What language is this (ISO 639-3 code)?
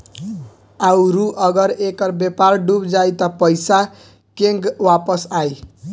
bho